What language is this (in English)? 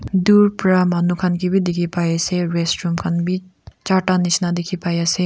Naga Pidgin